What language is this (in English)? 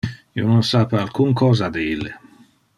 Interlingua